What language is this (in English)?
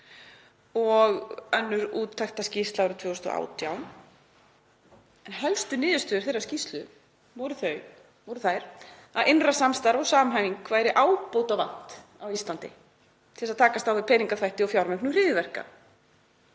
Icelandic